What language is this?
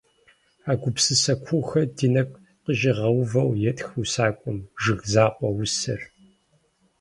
Kabardian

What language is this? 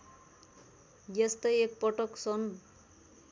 Nepali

